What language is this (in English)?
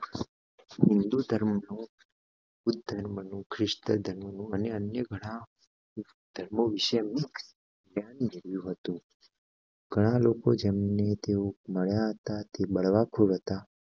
Gujarati